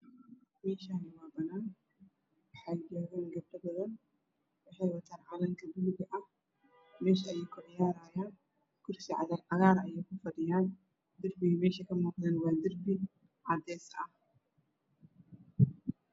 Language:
Somali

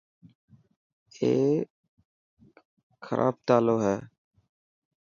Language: Dhatki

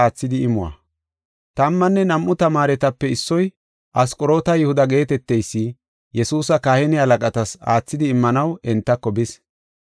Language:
Gofa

